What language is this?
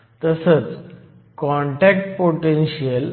Marathi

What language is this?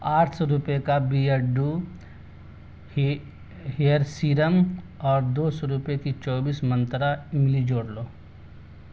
Urdu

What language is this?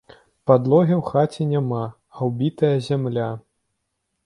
Belarusian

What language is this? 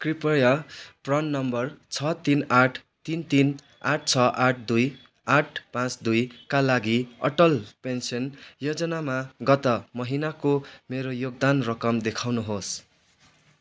Nepali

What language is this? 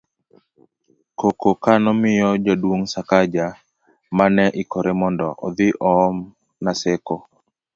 Luo (Kenya and Tanzania)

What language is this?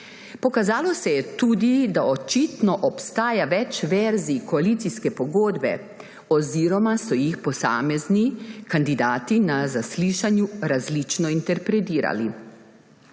Slovenian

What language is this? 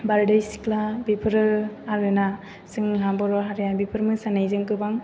Bodo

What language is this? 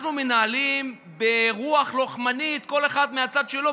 Hebrew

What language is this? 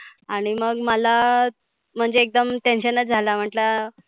Marathi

